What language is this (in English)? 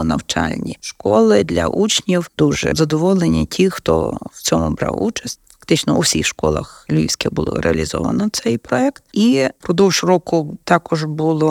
Ukrainian